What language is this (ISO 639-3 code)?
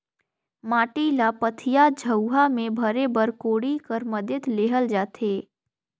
hne